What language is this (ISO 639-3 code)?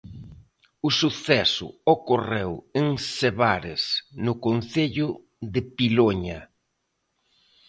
glg